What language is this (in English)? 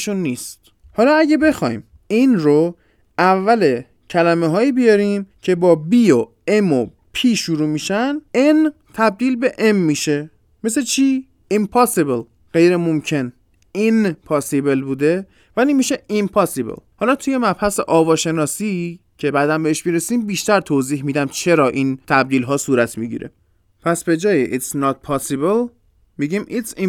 Persian